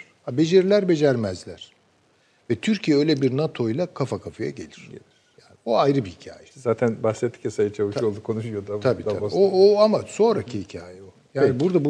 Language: Turkish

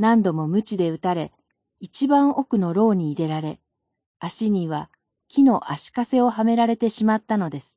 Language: Japanese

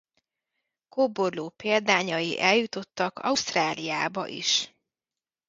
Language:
Hungarian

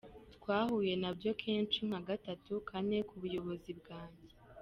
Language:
Kinyarwanda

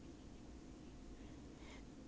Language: English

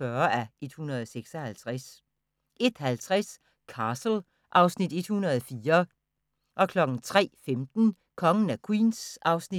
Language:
Danish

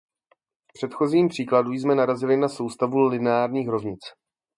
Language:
Czech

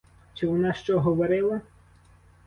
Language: Ukrainian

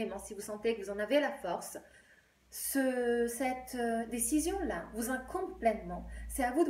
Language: French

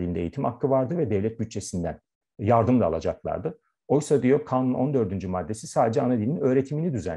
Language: Turkish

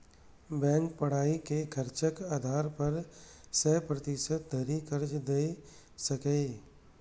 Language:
Maithili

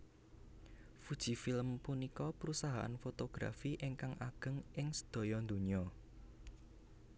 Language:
Javanese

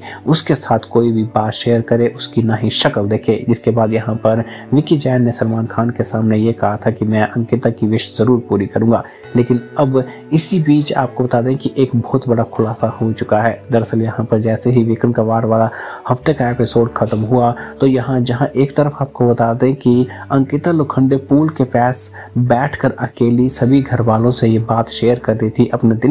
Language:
Hindi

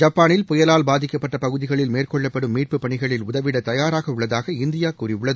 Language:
Tamil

